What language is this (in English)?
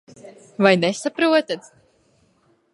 Latvian